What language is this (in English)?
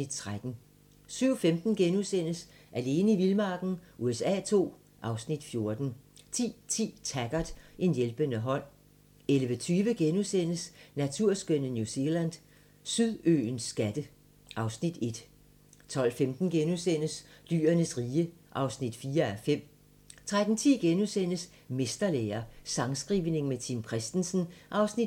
Danish